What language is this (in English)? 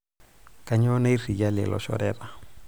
Masai